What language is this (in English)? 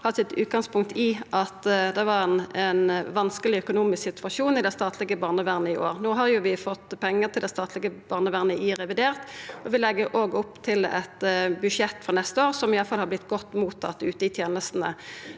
Norwegian